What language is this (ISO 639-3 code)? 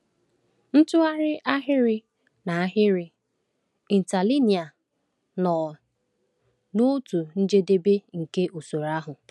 ibo